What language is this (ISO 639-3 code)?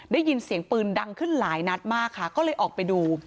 tha